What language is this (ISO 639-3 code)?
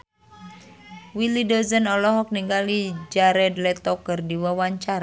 sun